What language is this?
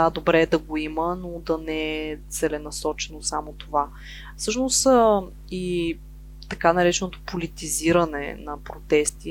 Bulgarian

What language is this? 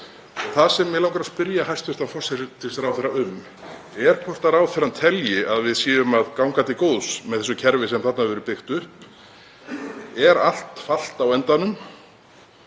Icelandic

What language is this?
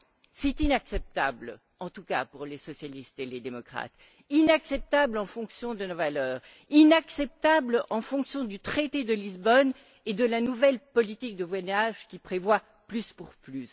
French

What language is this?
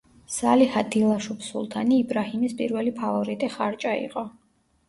Georgian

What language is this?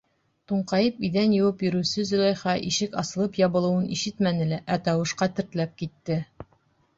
Bashkir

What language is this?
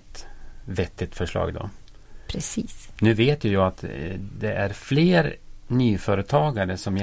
Swedish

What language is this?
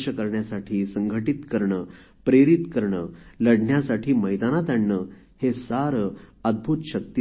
Marathi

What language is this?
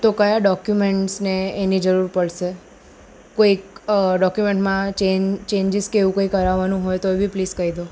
Gujarati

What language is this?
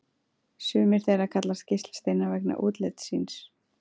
Icelandic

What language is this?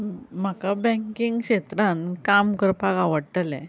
Konkani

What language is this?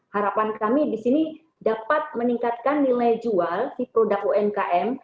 Indonesian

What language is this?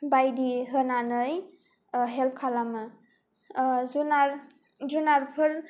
Bodo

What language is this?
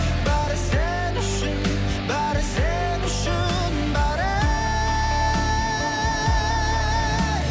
Kazakh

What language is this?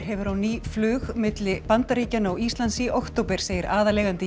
Icelandic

